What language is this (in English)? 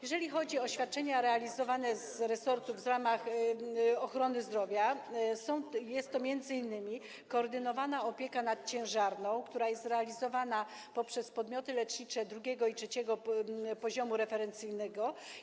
Polish